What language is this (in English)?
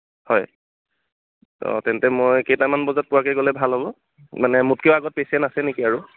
Assamese